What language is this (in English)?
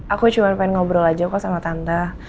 Indonesian